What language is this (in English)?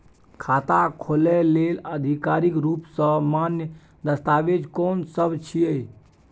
Maithili